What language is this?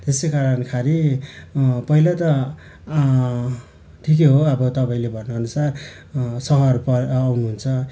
Nepali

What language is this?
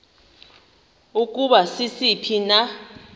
Xhosa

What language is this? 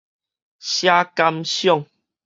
Min Nan Chinese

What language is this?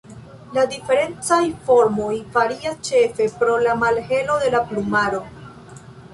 Esperanto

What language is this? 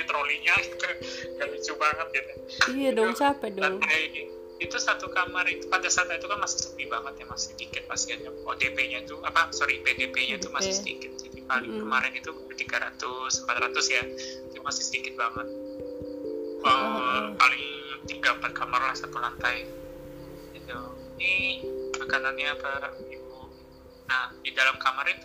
Indonesian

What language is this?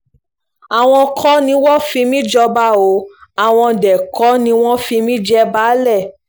Yoruba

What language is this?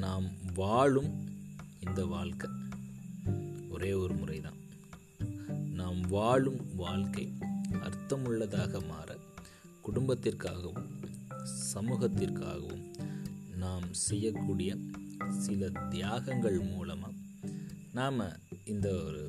Tamil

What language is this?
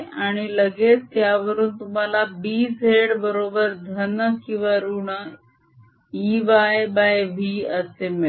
Marathi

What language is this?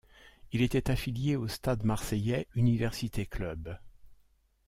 French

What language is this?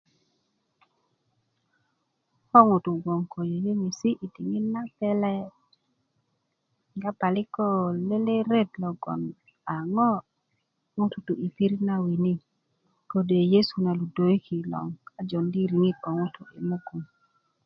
Kuku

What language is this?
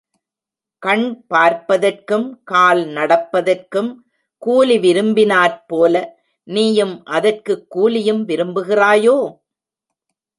Tamil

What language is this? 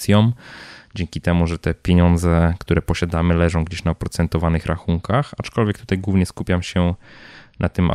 Polish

